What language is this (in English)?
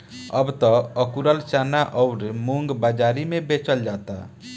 Bhojpuri